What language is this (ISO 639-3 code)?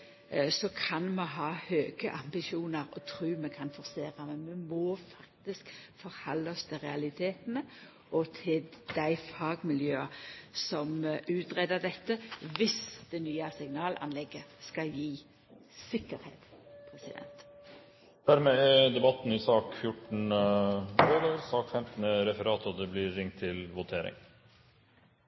nno